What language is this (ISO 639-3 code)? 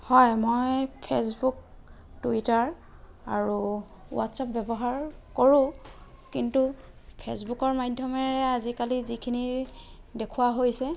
asm